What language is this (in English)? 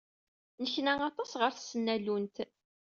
Kabyle